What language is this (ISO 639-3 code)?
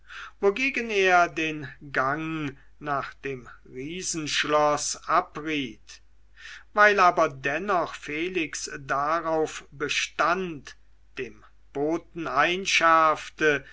deu